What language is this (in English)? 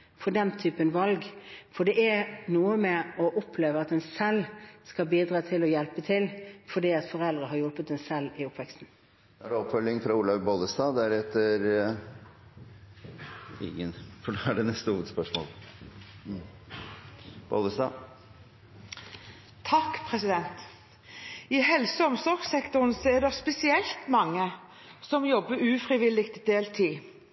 Norwegian